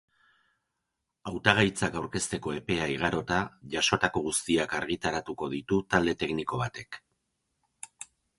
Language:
Basque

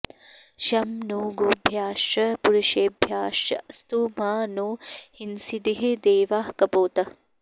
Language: Sanskrit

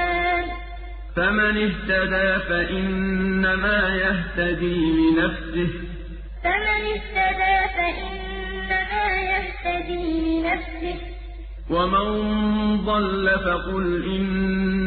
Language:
Arabic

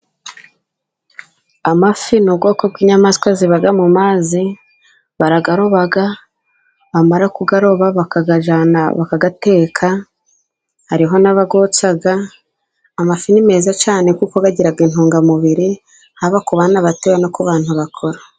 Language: Kinyarwanda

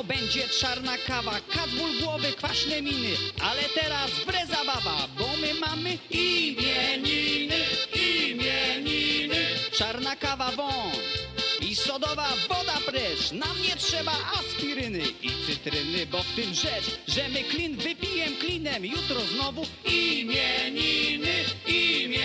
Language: Polish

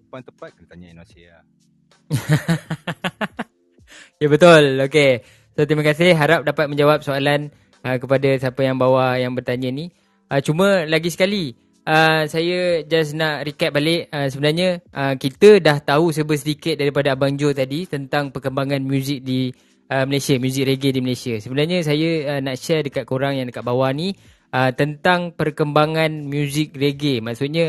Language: Malay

